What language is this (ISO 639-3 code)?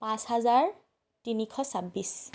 asm